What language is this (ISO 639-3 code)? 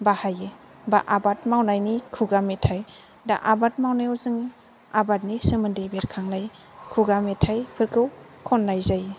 brx